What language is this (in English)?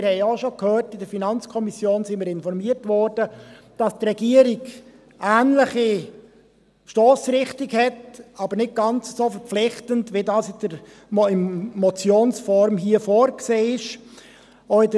Swiss German